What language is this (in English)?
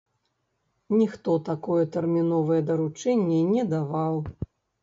Belarusian